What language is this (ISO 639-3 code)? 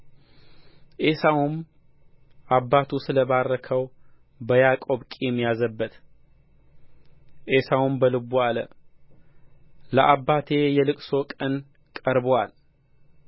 amh